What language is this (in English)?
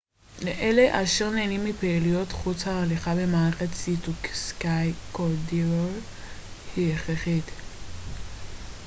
Hebrew